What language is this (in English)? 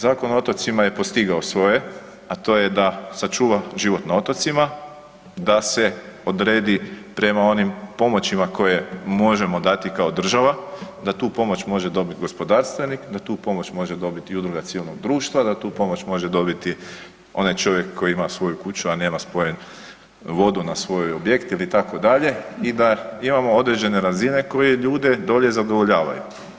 Croatian